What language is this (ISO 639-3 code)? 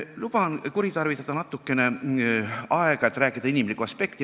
est